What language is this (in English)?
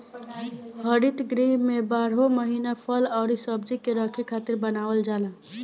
Bhojpuri